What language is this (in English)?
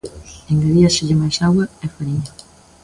Galician